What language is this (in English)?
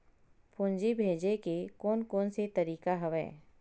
Chhattisgarhi